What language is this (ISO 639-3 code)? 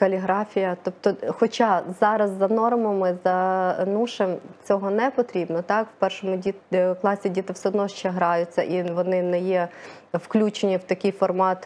ukr